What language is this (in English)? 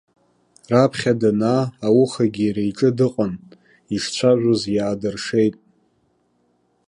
Abkhazian